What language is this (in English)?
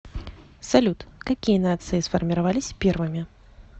Russian